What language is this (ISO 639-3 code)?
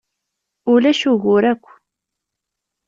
kab